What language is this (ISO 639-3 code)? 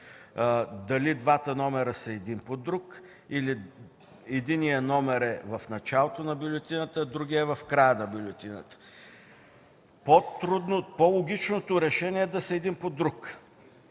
bul